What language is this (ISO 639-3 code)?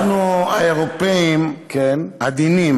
heb